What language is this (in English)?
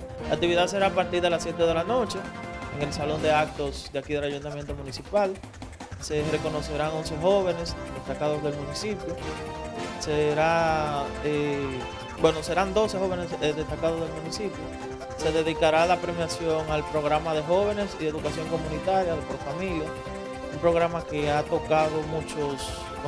Spanish